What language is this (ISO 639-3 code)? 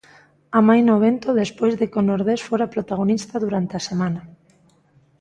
glg